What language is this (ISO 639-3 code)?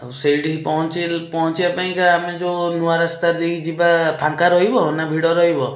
ori